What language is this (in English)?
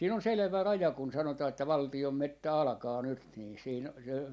Finnish